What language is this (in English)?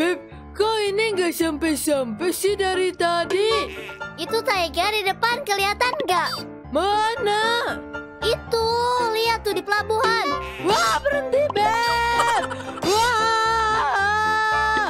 Indonesian